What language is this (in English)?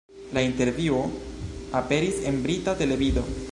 Esperanto